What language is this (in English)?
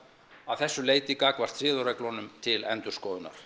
Icelandic